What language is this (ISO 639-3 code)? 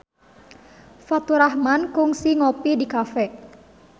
sun